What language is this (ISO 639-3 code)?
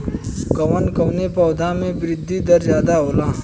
bho